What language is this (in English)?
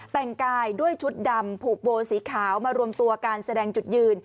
Thai